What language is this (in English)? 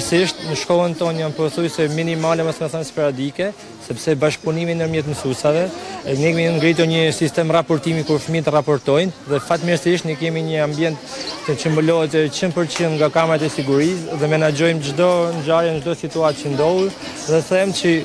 Romanian